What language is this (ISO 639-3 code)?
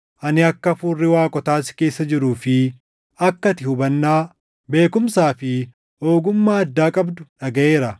orm